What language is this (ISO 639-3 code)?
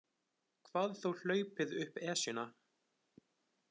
isl